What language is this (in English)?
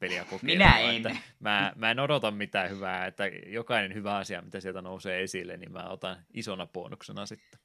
Finnish